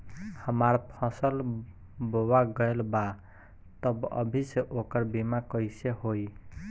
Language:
Bhojpuri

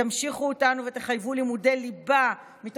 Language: Hebrew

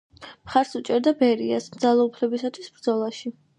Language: Georgian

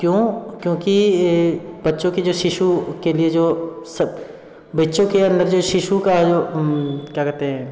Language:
Hindi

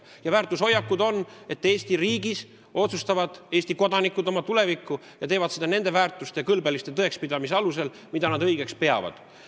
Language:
Estonian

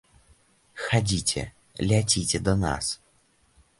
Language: Belarusian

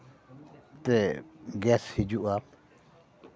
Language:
Santali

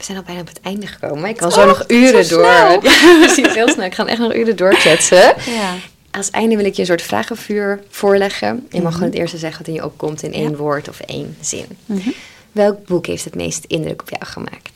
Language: Dutch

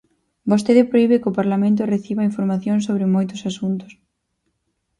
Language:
Galician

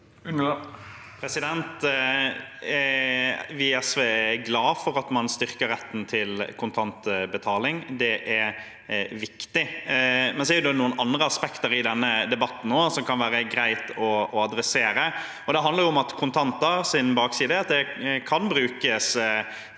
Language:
Norwegian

